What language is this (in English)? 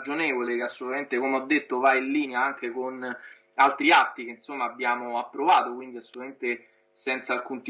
Italian